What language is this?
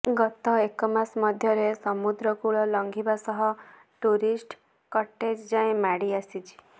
Odia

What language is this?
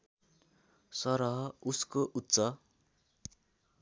Nepali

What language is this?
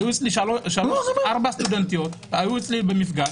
Hebrew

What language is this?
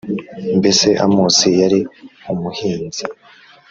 Kinyarwanda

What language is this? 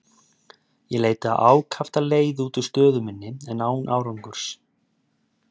Icelandic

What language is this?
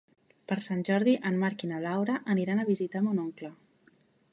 Catalan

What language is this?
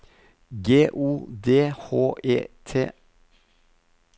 Norwegian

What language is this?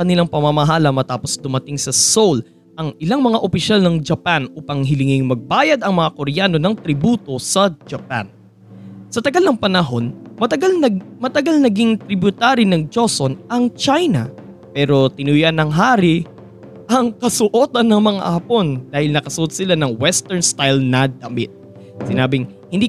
Filipino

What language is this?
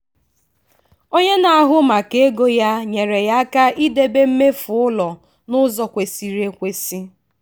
Igbo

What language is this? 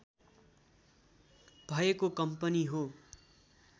Nepali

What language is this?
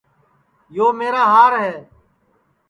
Sansi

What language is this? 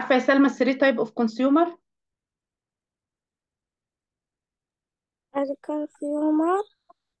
Arabic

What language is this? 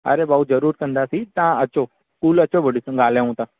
Sindhi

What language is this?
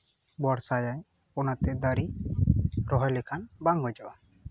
Santali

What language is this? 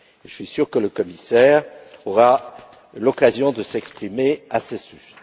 French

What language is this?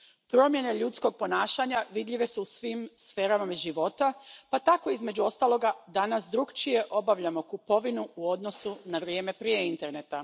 Croatian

